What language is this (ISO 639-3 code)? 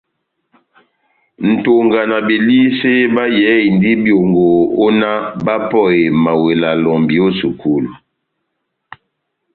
bnm